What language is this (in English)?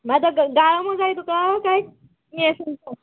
Konkani